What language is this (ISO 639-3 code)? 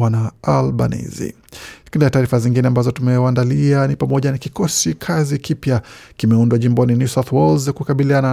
swa